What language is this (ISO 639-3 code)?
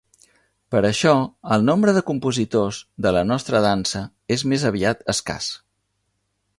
cat